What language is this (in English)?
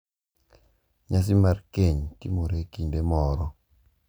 Luo (Kenya and Tanzania)